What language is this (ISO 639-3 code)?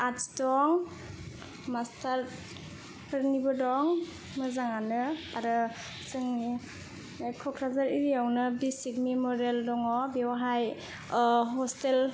brx